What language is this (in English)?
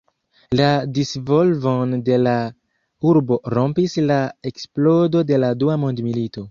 Esperanto